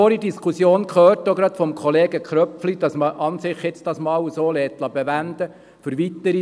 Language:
Swiss German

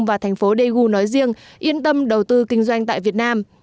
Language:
Vietnamese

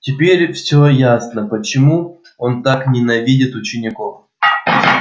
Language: Russian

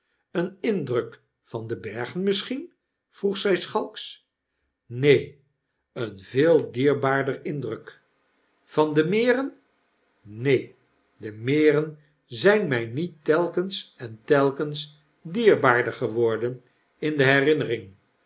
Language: Dutch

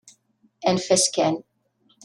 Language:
Kabyle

